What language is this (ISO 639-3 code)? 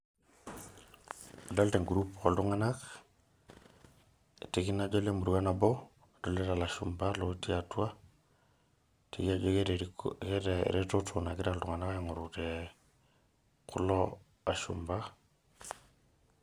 mas